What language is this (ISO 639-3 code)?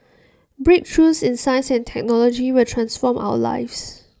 eng